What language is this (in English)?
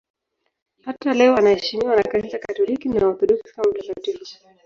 Swahili